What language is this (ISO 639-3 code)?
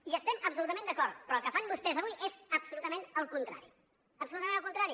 cat